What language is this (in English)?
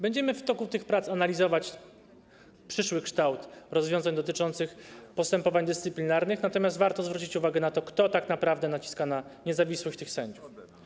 Polish